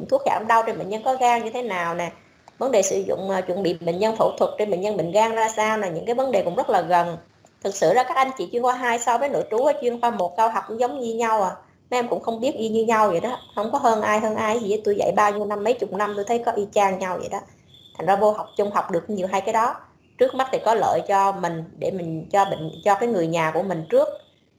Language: Vietnamese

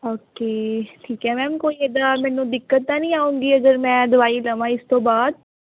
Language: Punjabi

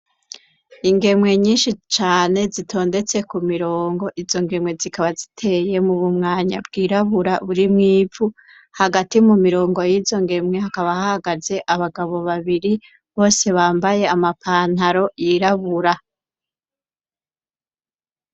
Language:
Rundi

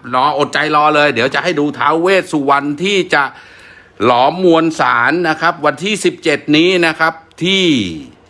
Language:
Thai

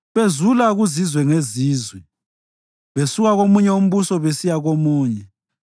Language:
North Ndebele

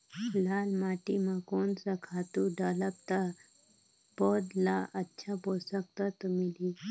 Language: Chhattisgarhi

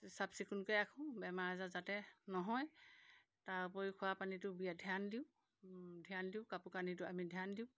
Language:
Assamese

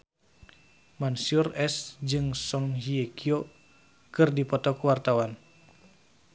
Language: Sundanese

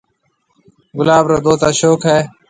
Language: Marwari (Pakistan)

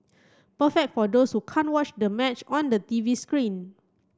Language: English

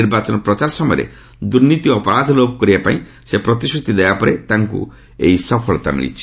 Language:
Odia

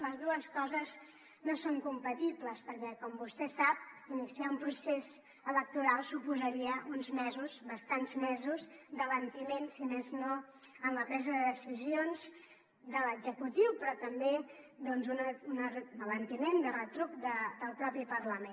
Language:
Catalan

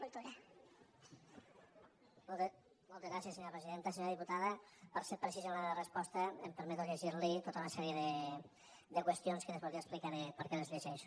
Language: Catalan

